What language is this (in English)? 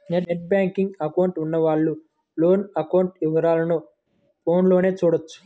Telugu